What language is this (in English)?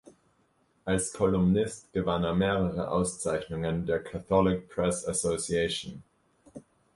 German